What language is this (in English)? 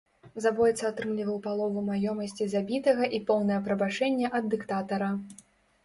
Belarusian